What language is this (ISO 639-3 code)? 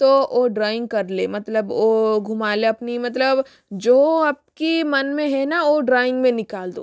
hin